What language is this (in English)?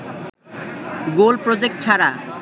Bangla